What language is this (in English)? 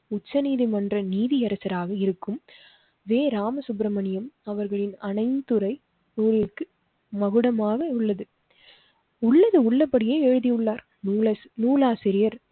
Tamil